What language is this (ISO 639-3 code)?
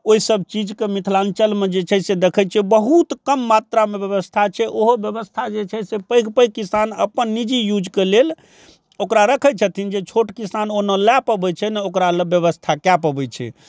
mai